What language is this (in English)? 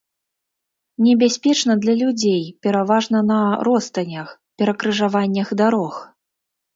Belarusian